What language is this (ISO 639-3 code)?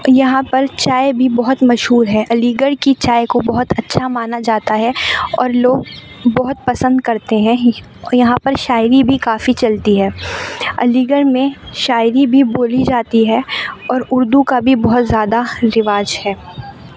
urd